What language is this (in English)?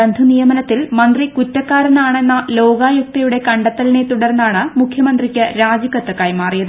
Malayalam